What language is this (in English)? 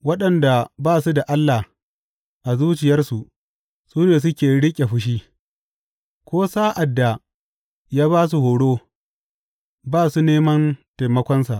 Hausa